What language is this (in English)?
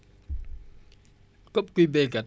Wolof